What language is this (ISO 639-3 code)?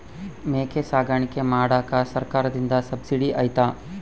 kan